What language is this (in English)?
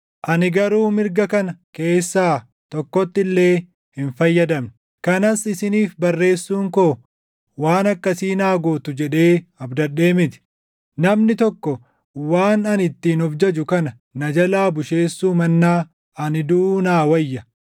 Oromo